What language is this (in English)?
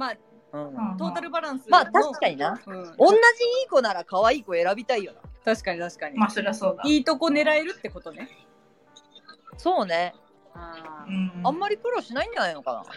Japanese